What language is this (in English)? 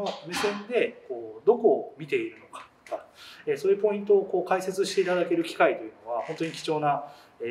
Japanese